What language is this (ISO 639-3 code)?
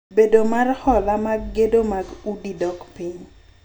luo